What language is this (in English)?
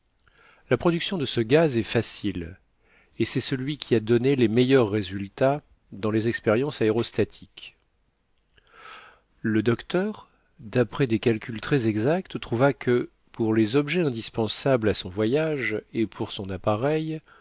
French